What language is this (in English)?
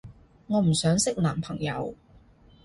Cantonese